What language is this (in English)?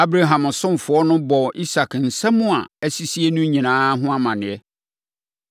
Akan